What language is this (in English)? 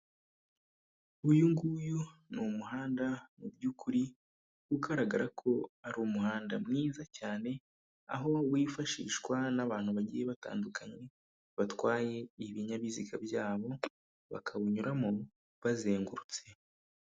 Kinyarwanda